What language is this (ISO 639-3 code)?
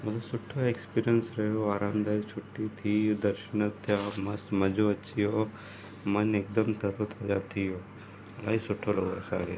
snd